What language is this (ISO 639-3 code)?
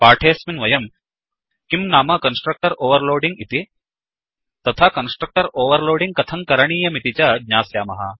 san